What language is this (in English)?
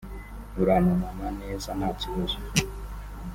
Kinyarwanda